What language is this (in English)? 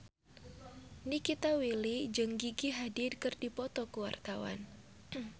Sundanese